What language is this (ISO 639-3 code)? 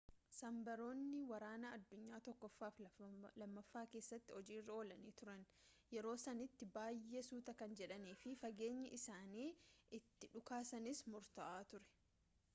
orm